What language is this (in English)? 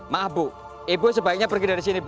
Indonesian